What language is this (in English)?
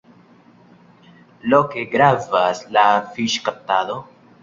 Esperanto